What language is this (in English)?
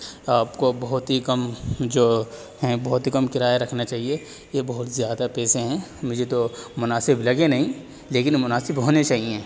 Urdu